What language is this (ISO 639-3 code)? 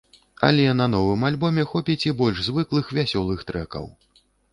bel